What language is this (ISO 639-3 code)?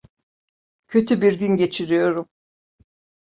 tur